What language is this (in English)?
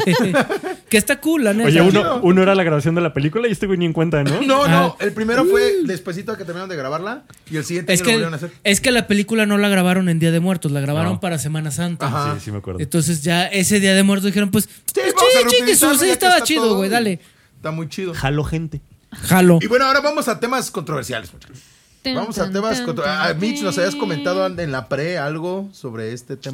Spanish